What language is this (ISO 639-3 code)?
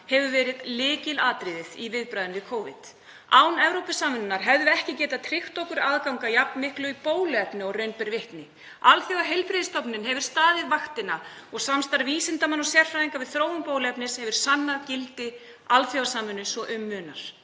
isl